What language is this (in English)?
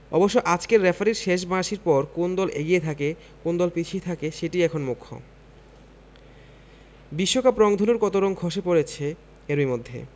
Bangla